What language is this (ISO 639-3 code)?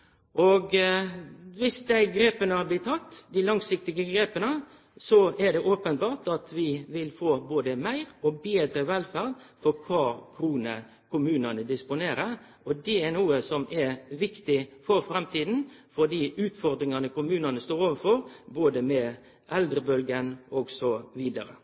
nno